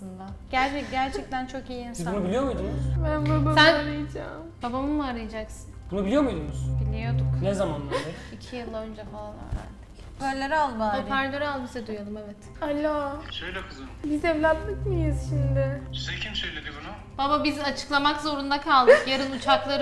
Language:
Turkish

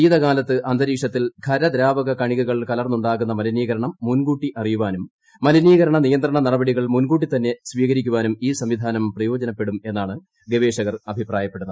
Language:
Malayalam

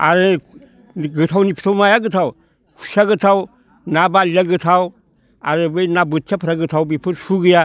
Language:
Bodo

